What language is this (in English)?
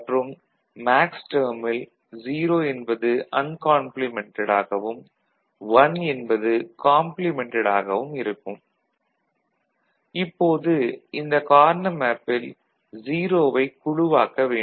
Tamil